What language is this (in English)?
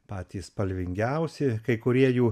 Lithuanian